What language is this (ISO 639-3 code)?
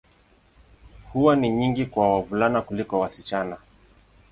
swa